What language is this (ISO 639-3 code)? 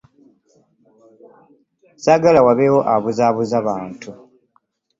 lug